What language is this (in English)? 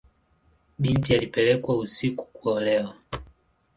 Swahili